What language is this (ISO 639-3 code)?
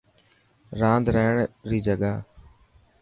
mki